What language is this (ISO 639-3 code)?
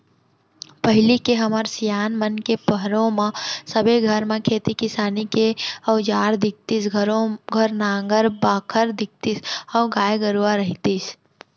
hne